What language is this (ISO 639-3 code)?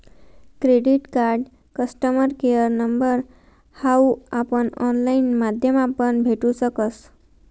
mar